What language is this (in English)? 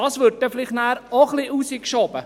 Swiss German